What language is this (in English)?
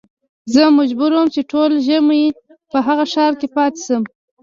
Pashto